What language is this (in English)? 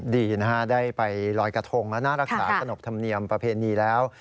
Thai